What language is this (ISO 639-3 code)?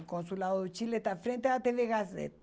por